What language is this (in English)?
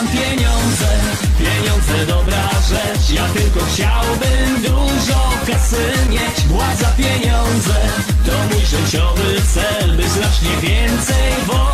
Polish